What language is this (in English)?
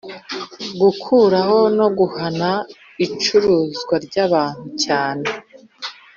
Kinyarwanda